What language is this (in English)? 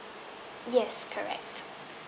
English